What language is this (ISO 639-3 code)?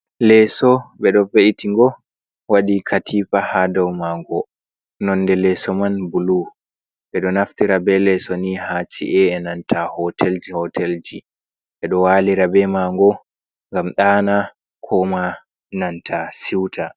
ful